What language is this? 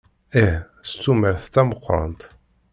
Kabyle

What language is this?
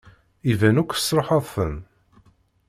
Kabyle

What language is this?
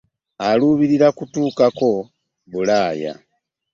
Ganda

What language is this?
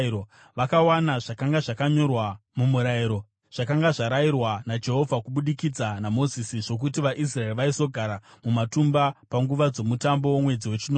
Shona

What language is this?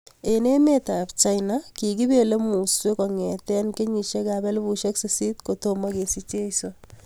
Kalenjin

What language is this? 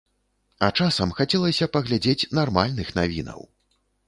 Belarusian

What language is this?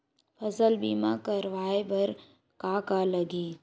Chhattisgarhi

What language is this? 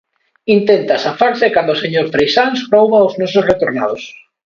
Galician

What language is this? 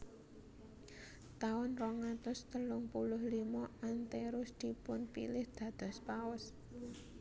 Javanese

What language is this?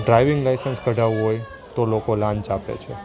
Gujarati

